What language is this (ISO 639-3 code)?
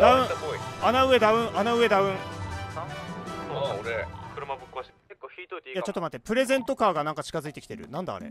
jpn